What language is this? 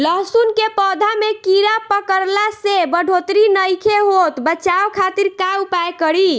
Bhojpuri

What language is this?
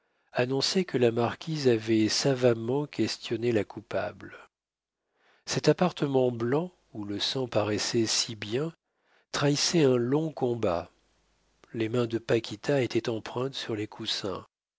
French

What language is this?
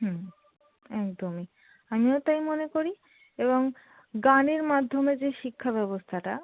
Bangla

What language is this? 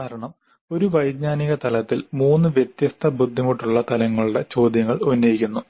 Malayalam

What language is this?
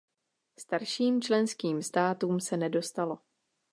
Czech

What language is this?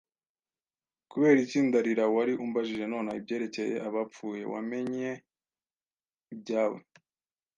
Kinyarwanda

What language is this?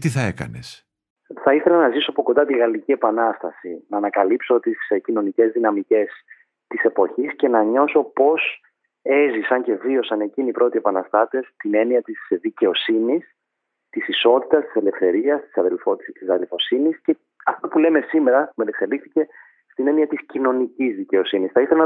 Greek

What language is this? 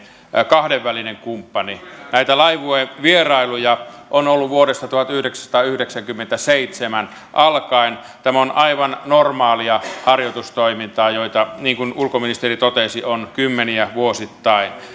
Finnish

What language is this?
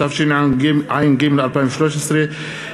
Hebrew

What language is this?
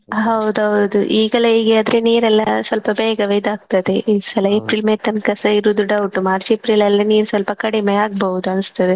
Kannada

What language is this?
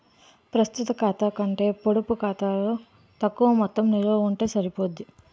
Telugu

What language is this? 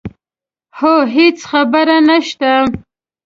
Pashto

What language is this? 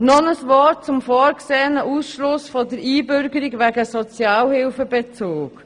Swiss German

